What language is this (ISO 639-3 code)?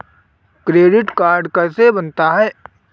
hin